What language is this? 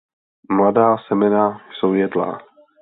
Czech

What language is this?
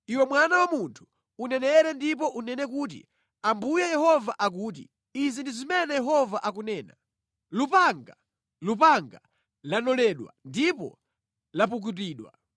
Nyanja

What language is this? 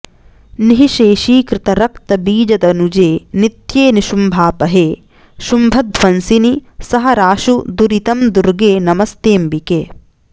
Sanskrit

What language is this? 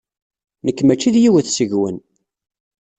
Kabyle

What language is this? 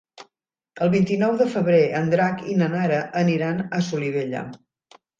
Catalan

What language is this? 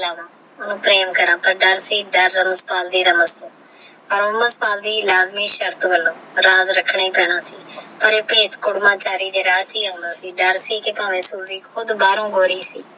Punjabi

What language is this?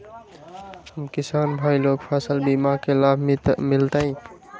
Magahi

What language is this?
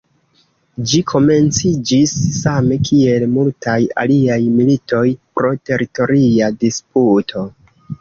Esperanto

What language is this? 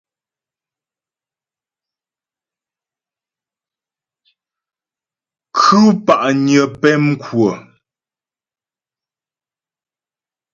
Ghomala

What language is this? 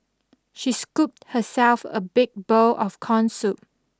English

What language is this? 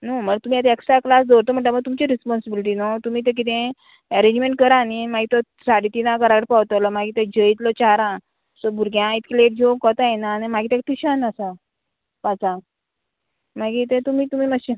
Konkani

